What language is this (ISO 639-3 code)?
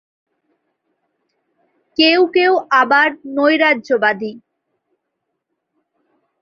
ben